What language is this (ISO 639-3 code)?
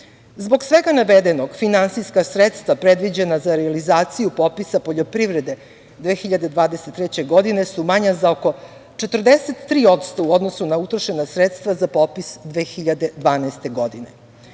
srp